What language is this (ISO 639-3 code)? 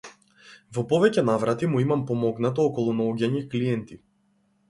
mkd